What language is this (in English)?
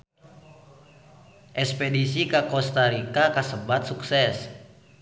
Sundanese